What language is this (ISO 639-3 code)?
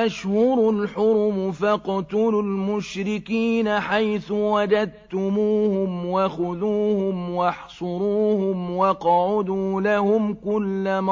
ara